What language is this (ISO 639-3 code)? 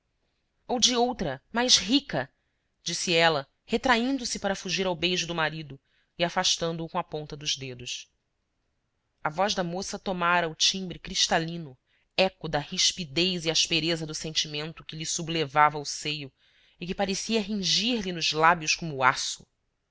por